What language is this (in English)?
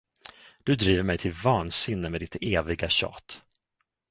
Swedish